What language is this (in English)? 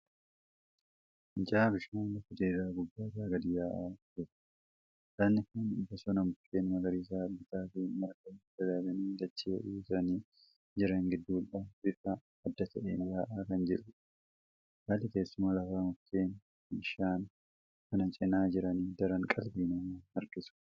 Oromo